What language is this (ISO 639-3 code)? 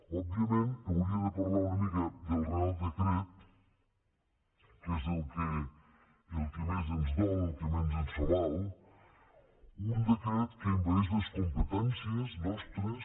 cat